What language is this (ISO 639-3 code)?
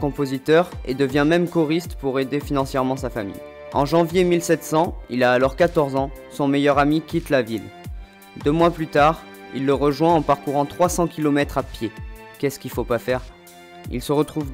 fra